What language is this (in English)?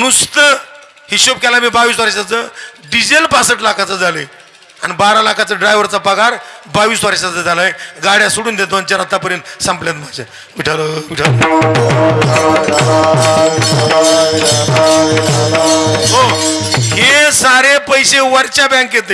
Marathi